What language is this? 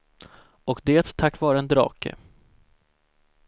Swedish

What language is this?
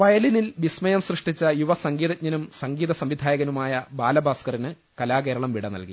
Malayalam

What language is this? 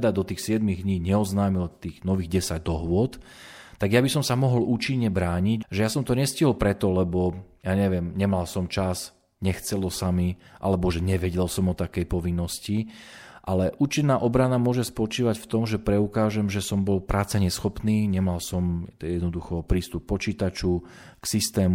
Slovak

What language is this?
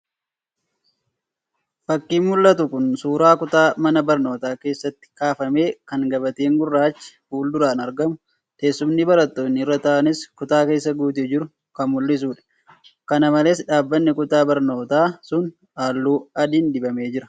Oromo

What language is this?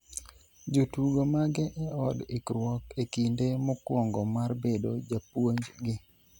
Luo (Kenya and Tanzania)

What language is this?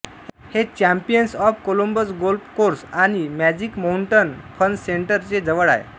Marathi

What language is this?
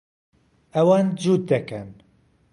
Central Kurdish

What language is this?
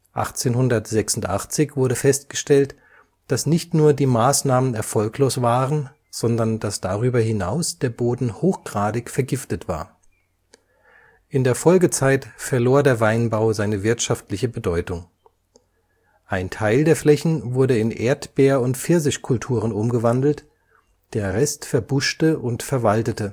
German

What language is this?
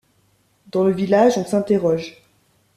French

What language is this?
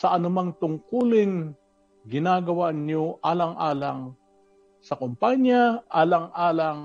Filipino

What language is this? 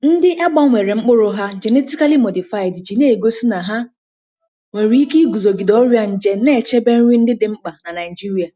Igbo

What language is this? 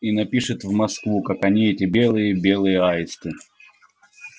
Russian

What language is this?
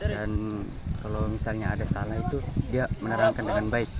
Indonesian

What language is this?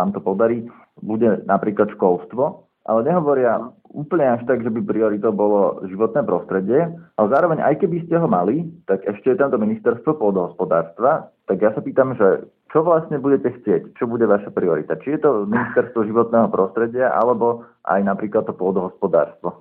Slovak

